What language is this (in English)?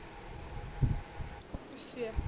Punjabi